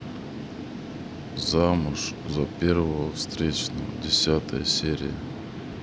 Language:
Russian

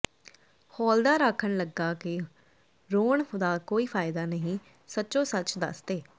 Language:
Punjabi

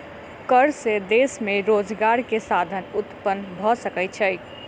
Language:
Maithili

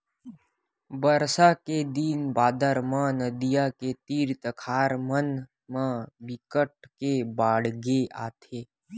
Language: Chhattisgarhi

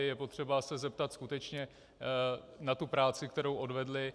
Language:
Czech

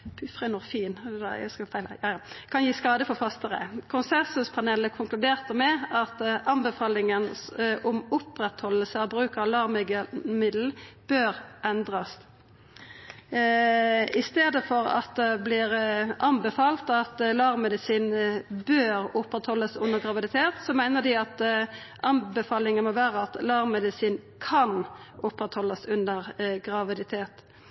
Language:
Norwegian Nynorsk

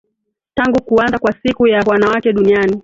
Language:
Swahili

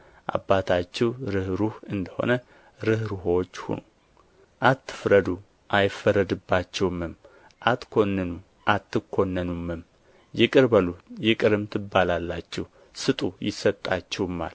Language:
Amharic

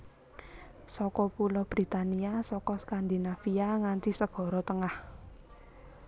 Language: Javanese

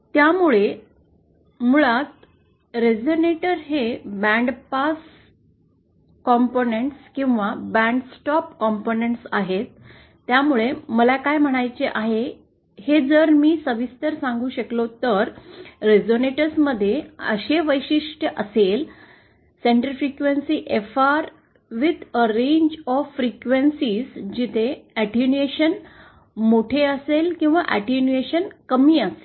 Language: Marathi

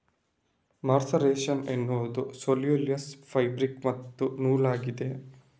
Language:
Kannada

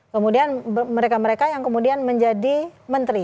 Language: Indonesian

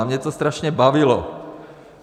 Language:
Czech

